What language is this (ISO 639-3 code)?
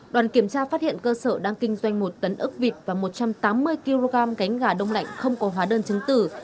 vie